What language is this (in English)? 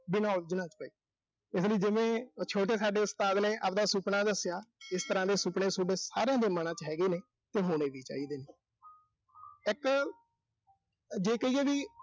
Punjabi